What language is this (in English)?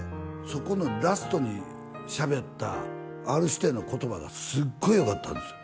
Japanese